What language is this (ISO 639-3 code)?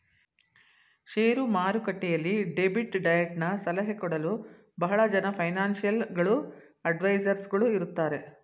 kan